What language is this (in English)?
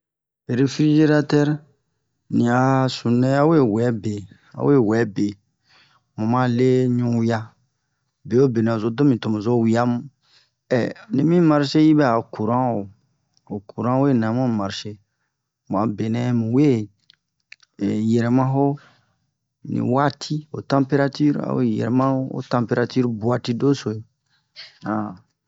Bomu